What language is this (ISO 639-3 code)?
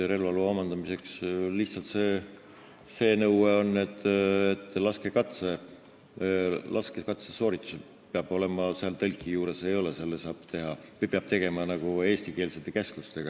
est